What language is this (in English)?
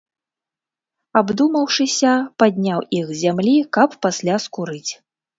Belarusian